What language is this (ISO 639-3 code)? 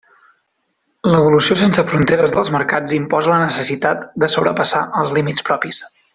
cat